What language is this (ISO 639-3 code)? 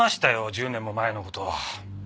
jpn